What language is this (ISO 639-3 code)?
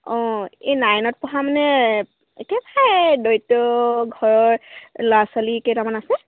asm